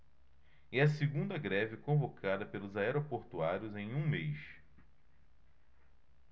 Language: Portuguese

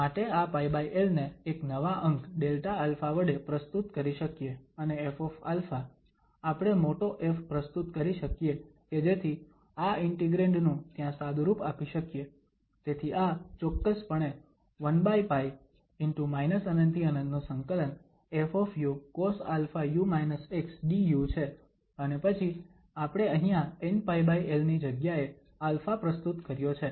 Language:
Gujarati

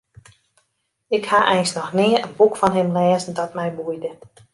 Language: Western Frisian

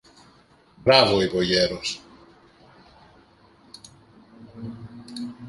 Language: Greek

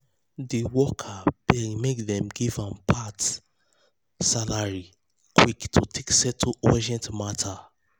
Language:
Nigerian Pidgin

